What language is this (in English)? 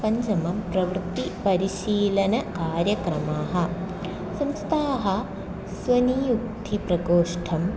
Sanskrit